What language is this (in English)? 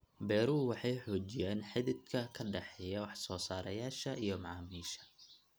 Somali